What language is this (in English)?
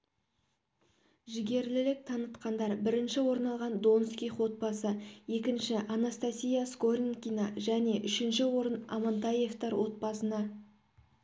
Kazakh